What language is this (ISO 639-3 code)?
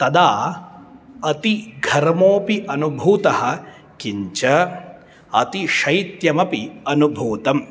san